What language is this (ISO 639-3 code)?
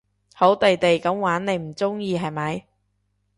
yue